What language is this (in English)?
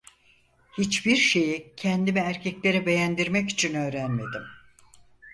Turkish